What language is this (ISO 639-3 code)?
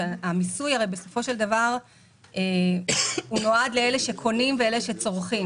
heb